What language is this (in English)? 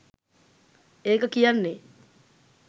Sinhala